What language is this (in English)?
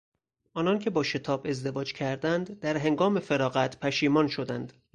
Persian